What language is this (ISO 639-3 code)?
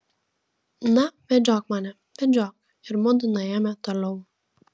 lit